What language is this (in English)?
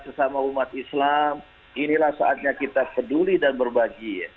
Indonesian